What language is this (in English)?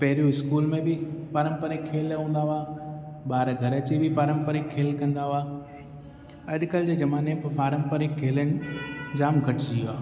Sindhi